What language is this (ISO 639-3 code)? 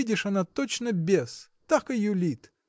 rus